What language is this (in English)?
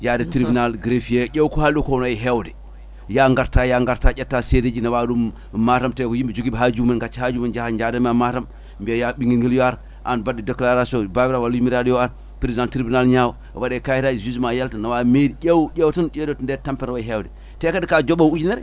Fula